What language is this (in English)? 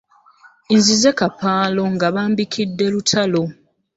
Ganda